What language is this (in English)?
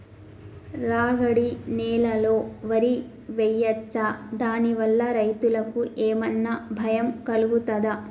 Telugu